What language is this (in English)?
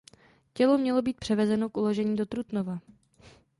Czech